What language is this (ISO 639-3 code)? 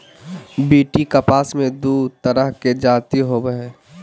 mag